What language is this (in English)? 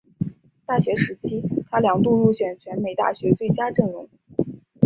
Chinese